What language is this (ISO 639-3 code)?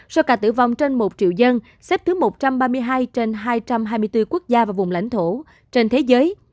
vie